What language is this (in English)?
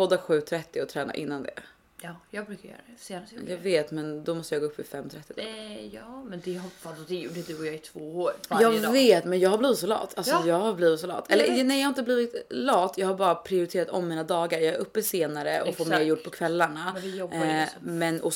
Swedish